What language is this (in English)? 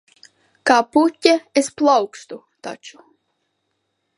Latvian